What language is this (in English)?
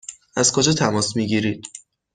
Persian